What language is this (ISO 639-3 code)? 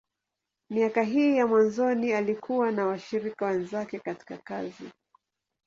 swa